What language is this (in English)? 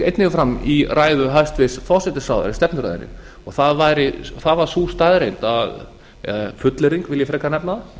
Icelandic